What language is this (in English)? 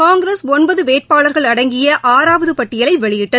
Tamil